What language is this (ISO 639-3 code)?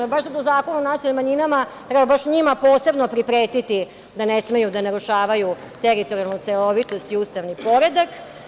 srp